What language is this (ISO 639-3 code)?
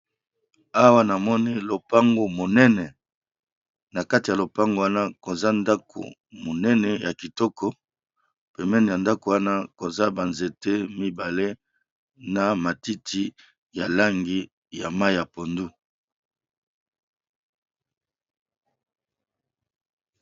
lin